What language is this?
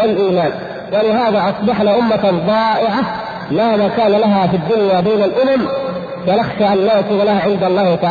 Arabic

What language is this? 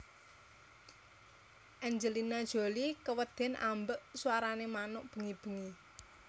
Javanese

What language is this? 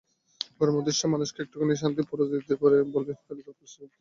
Bangla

